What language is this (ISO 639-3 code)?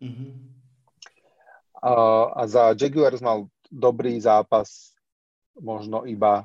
slk